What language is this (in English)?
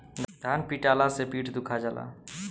Bhojpuri